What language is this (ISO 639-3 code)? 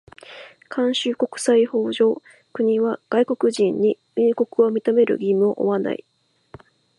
jpn